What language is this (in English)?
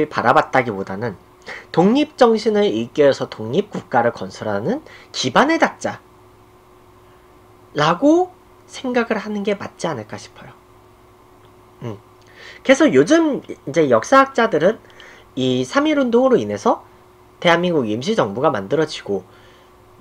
Korean